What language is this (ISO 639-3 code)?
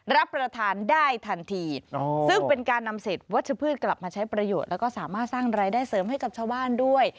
tha